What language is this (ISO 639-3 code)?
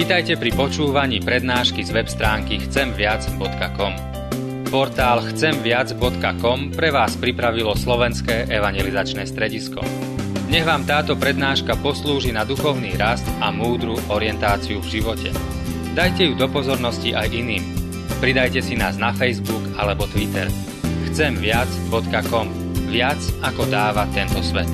slk